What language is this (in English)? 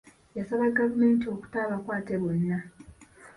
Ganda